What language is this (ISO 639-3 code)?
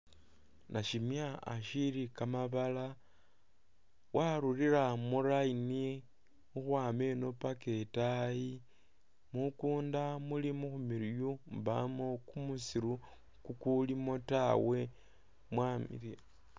myx